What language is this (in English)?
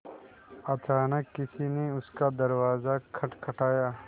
Hindi